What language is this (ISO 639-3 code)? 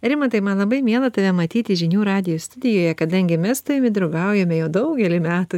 lit